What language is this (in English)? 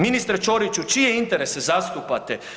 Croatian